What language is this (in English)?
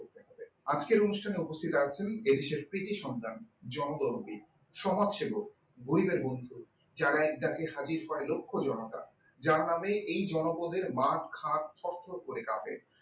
Bangla